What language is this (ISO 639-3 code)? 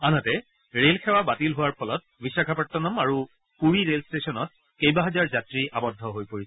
asm